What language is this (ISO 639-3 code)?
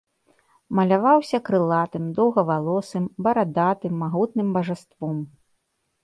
bel